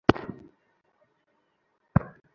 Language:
Bangla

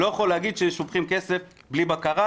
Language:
Hebrew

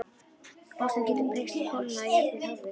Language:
Icelandic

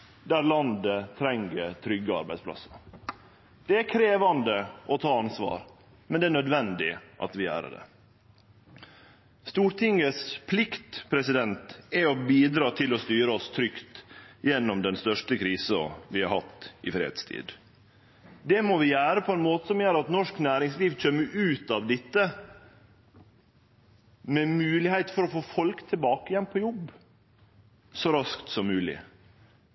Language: Norwegian Nynorsk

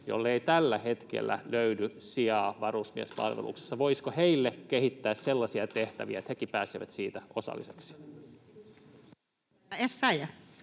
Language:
Finnish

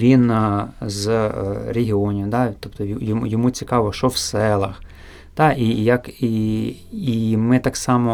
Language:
Ukrainian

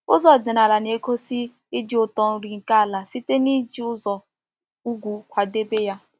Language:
Igbo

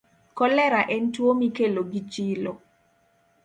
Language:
Luo (Kenya and Tanzania)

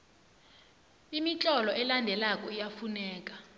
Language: South Ndebele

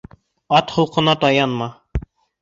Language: Bashkir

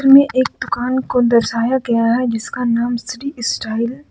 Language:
Hindi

